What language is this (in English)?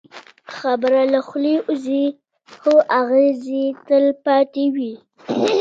Pashto